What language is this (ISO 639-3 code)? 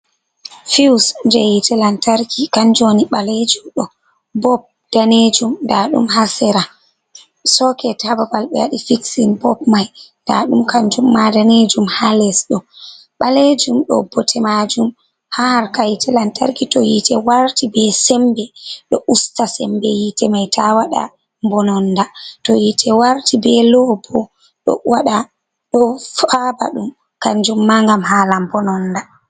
ful